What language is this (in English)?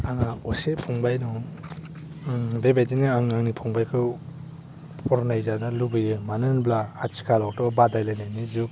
Bodo